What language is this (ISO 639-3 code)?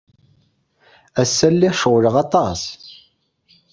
kab